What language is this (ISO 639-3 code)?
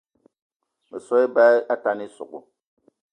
eto